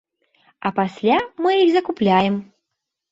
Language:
Belarusian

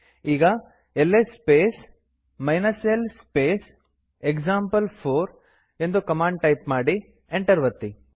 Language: Kannada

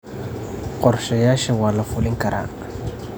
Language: Somali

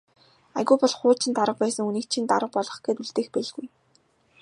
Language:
Mongolian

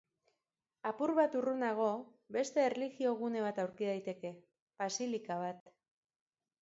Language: Basque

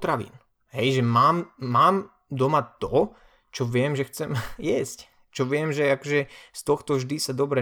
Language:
Slovak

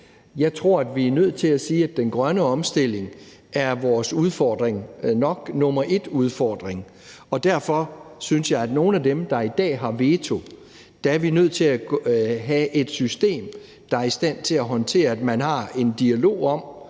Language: Danish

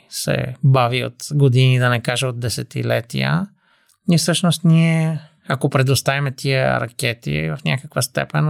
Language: Bulgarian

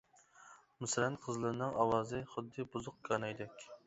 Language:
Uyghur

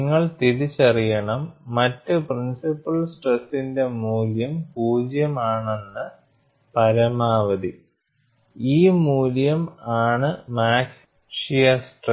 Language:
Malayalam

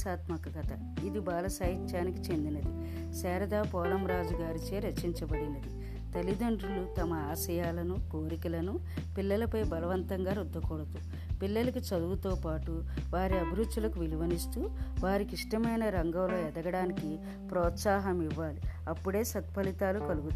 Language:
Telugu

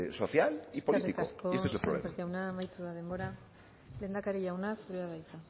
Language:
Basque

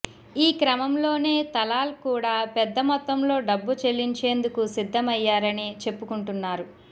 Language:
Telugu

